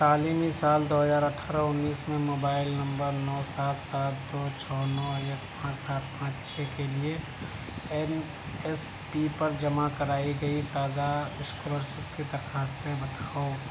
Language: Urdu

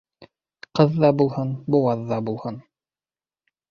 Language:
Bashkir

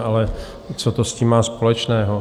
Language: Czech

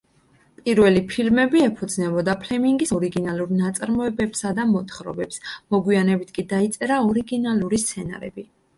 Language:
Georgian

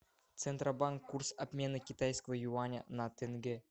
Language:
Russian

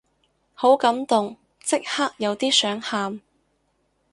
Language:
Cantonese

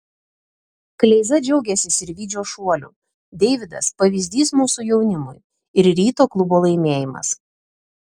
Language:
Lithuanian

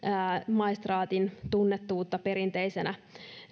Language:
Finnish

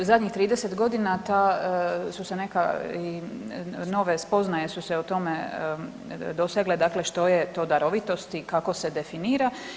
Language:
Croatian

